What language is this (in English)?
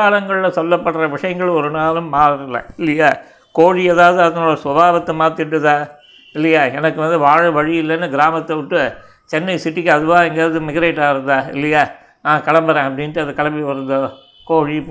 Tamil